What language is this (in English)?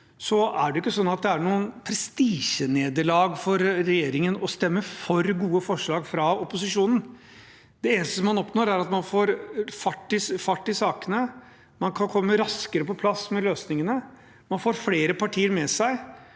Norwegian